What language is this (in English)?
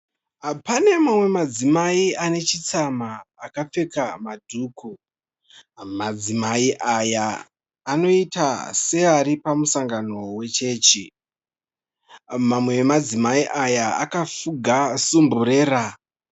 Shona